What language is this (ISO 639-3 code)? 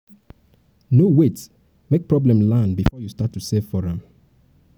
pcm